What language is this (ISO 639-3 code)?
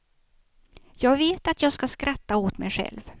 swe